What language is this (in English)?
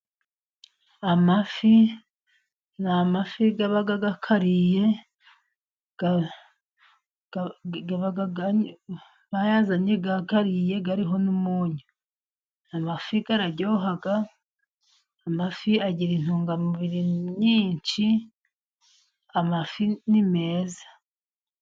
Kinyarwanda